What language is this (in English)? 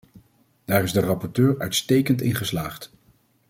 Dutch